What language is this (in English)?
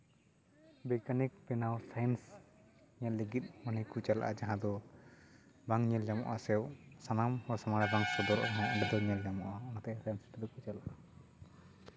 Santali